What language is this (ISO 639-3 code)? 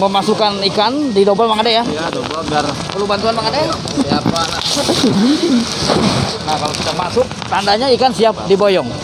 ind